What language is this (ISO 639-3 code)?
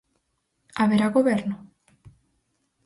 glg